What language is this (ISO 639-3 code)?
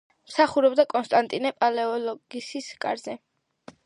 kat